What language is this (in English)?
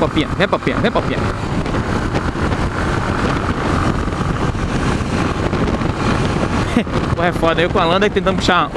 Portuguese